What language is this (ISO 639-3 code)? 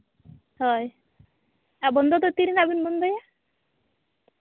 sat